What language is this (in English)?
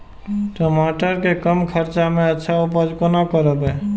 Maithili